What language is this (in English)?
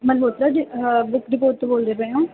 Punjabi